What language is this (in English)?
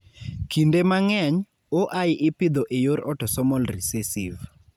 Luo (Kenya and Tanzania)